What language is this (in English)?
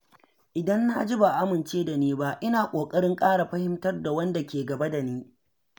Hausa